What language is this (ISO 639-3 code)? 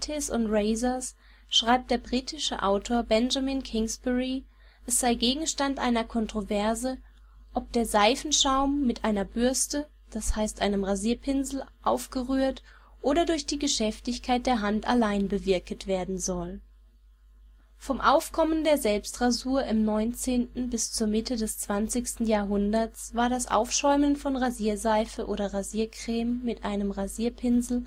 deu